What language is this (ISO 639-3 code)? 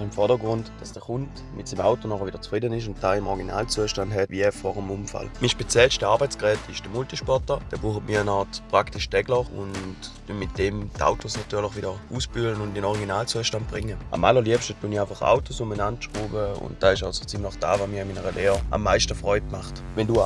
deu